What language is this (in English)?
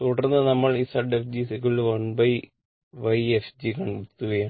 Malayalam